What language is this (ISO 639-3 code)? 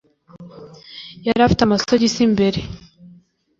kin